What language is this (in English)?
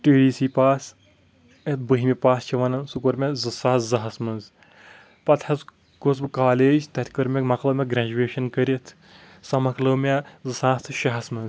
Kashmiri